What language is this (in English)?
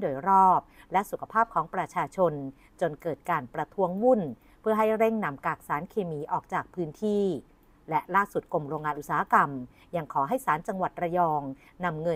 Thai